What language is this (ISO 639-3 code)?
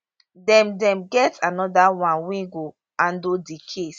pcm